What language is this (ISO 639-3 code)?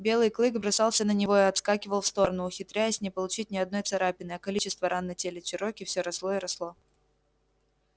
rus